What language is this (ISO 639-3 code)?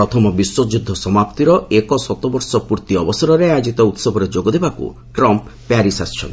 ori